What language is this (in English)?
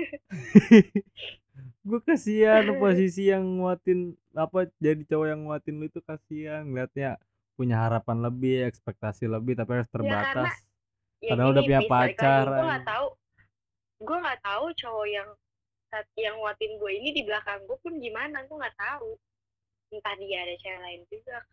Indonesian